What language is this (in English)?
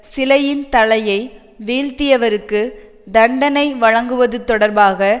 Tamil